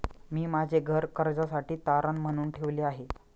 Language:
Marathi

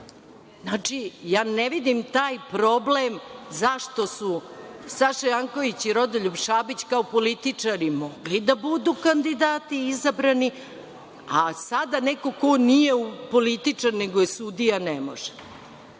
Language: Serbian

